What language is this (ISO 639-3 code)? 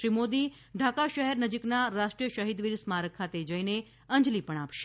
guj